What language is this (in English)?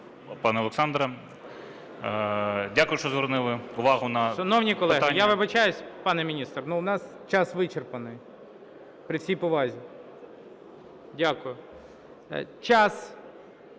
Ukrainian